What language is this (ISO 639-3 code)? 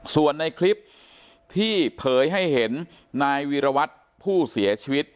tha